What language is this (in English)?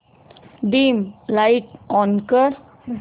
Marathi